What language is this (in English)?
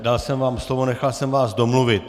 Czech